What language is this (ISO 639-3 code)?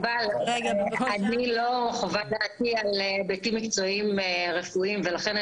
heb